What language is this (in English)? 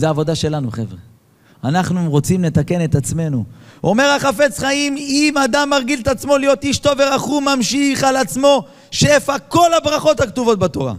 Hebrew